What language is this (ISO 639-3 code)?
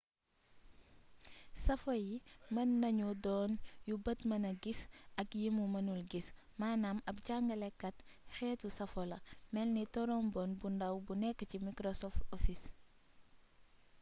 wol